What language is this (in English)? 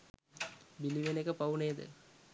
Sinhala